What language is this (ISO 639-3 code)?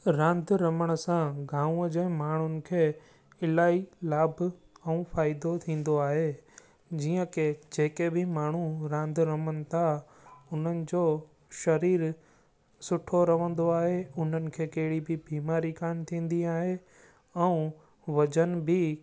snd